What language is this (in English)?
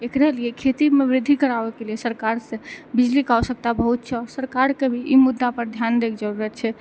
Maithili